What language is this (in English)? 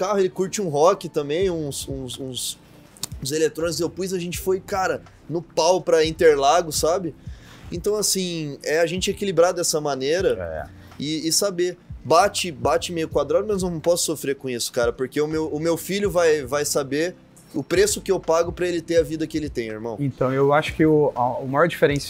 Portuguese